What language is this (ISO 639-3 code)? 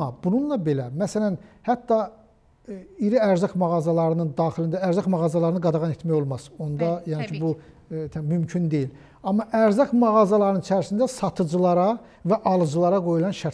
tur